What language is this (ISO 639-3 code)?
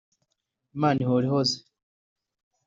kin